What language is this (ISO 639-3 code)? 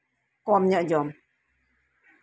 sat